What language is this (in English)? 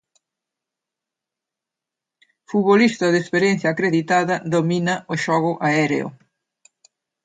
Galician